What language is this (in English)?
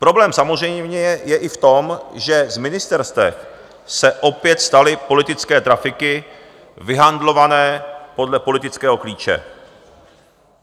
Czech